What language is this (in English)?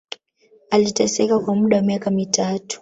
Swahili